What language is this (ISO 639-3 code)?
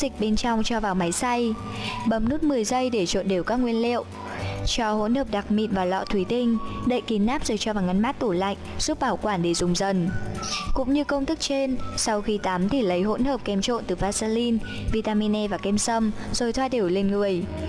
vie